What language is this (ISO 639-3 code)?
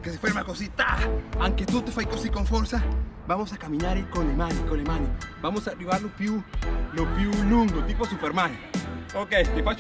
spa